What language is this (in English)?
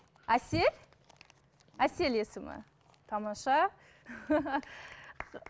Kazakh